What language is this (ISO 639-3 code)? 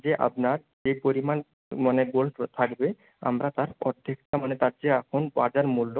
ben